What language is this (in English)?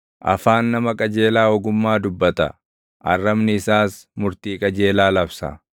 Oromo